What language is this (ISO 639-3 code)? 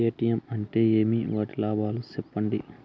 tel